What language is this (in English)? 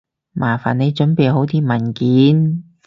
Cantonese